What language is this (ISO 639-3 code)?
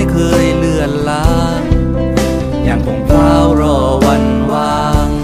tha